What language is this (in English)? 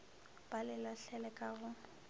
Northern Sotho